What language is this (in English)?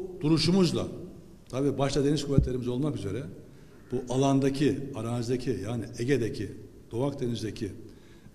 Turkish